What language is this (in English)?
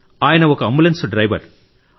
Telugu